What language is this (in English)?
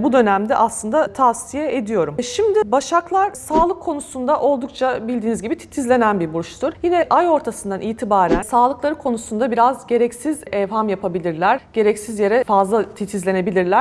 Turkish